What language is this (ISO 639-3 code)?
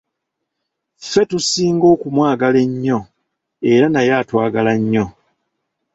lug